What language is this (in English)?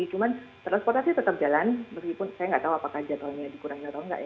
Indonesian